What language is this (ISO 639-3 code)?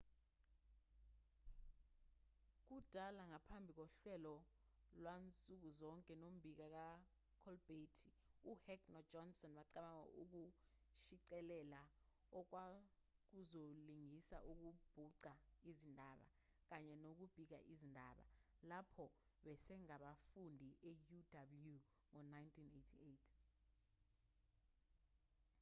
zul